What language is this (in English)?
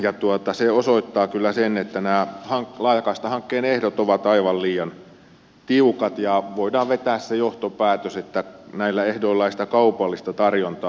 Finnish